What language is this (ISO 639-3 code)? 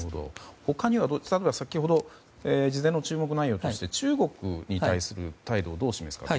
jpn